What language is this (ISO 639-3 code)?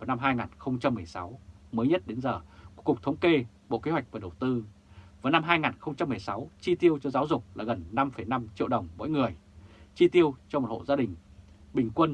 vie